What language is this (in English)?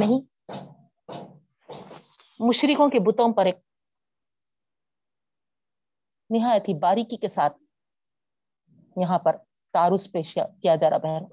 Urdu